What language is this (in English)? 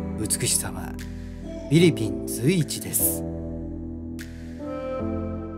Japanese